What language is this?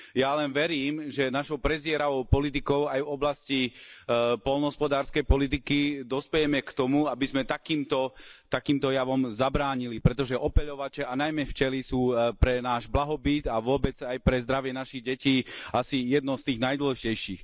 Slovak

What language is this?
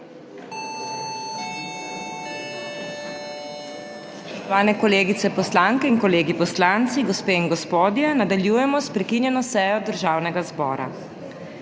Slovenian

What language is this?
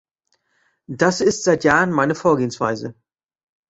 German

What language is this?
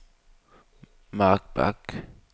Danish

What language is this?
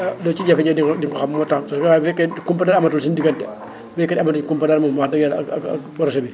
Wolof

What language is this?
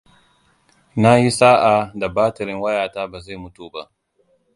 Hausa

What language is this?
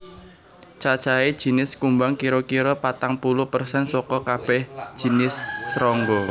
Javanese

